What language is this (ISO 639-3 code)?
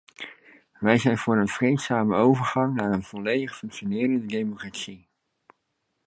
nld